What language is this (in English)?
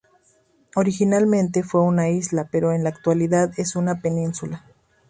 Spanish